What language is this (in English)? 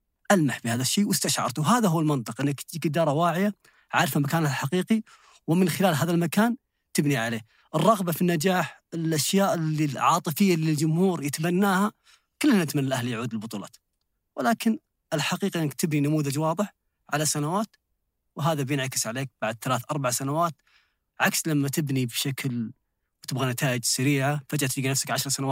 Arabic